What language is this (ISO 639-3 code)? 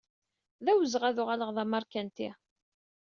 kab